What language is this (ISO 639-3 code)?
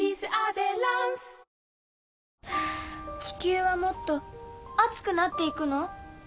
jpn